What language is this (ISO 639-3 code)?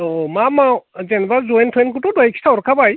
brx